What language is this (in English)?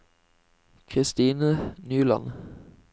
Norwegian